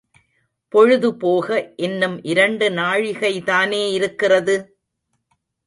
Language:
Tamil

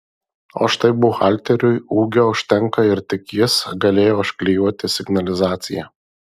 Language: Lithuanian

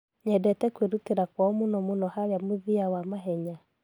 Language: Kikuyu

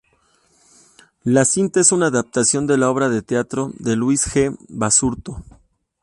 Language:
Spanish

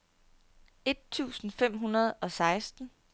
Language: Danish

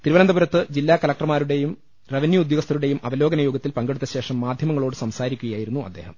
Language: Malayalam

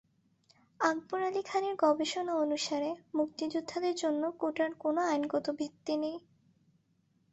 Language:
Bangla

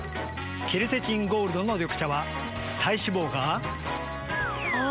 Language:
Japanese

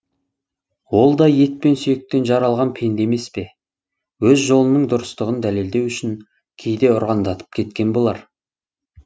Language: Kazakh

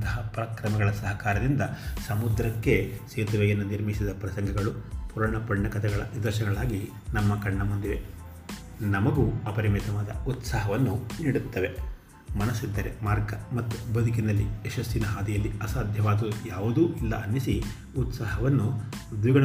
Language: Kannada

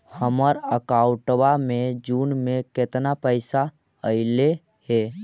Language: Magahi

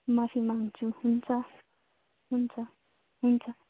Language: Nepali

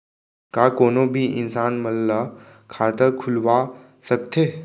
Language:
Chhattisgarhi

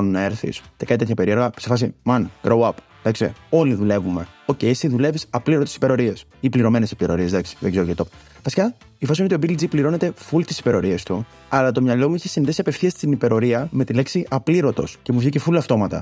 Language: Greek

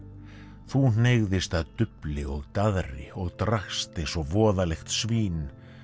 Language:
Icelandic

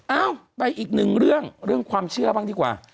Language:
Thai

